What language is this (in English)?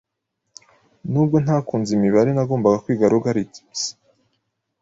Kinyarwanda